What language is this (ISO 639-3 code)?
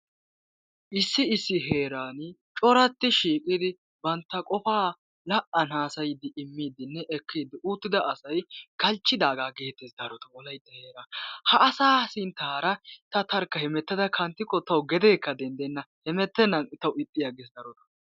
wal